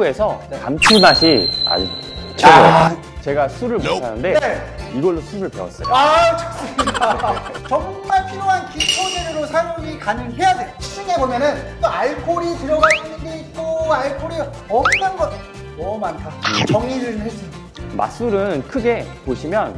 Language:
Korean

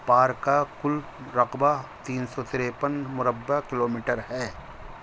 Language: Urdu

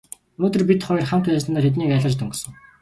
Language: Mongolian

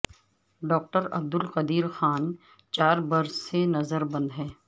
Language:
Urdu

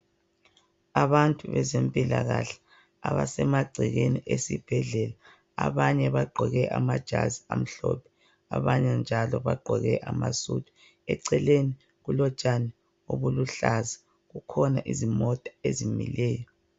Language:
North Ndebele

